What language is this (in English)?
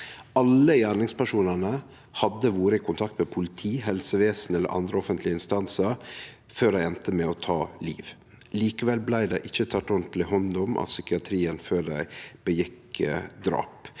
Norwegian